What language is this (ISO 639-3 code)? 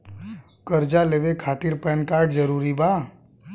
bho